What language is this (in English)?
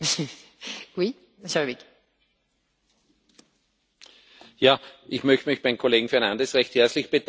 German